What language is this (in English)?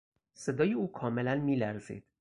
Persian